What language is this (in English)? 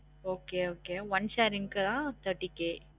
Tamil